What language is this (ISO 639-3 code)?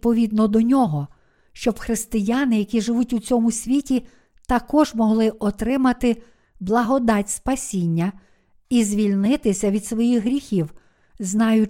ukr